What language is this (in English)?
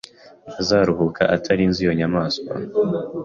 Kinyarwanda